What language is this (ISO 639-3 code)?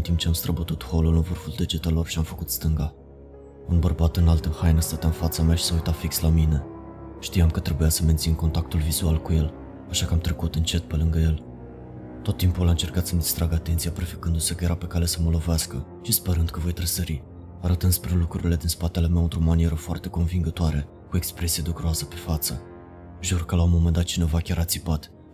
ron